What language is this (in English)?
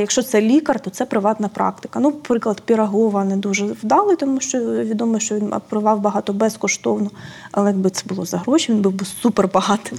Ukrainian